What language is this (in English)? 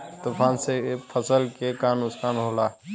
Bhojpuri